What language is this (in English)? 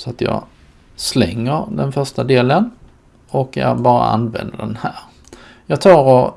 Swedish